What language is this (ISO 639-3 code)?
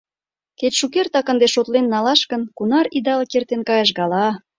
chm